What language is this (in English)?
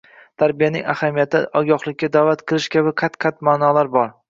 Uzbek